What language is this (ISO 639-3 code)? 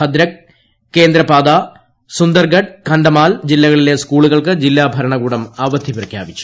mal